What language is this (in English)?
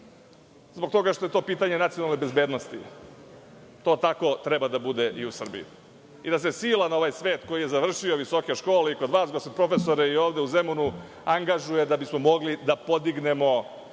Serbian